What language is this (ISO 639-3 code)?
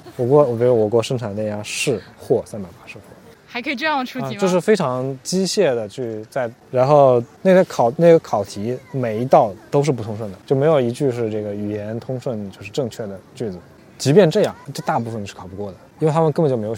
zho